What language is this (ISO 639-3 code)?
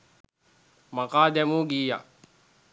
sin